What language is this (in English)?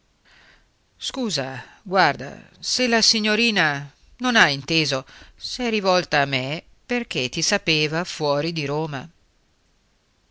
Italian